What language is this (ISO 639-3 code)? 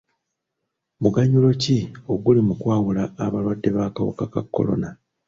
lug